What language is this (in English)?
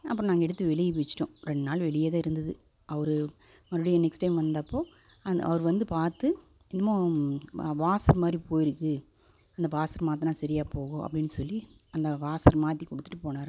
Tamil